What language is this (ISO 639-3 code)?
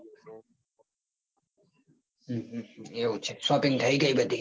guj